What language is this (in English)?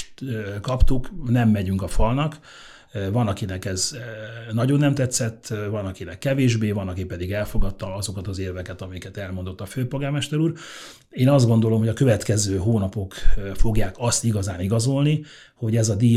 Hungarian